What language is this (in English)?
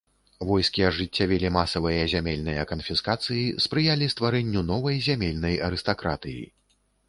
Belarusian